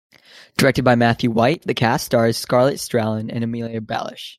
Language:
English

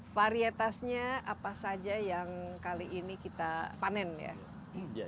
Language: Indonesian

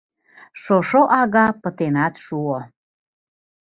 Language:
Mari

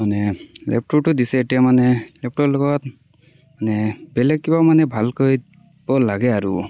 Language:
Assamese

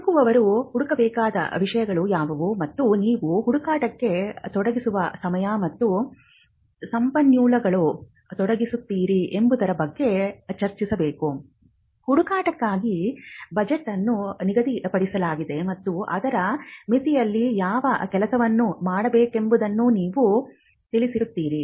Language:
Kannada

